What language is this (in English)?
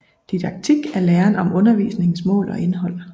Danish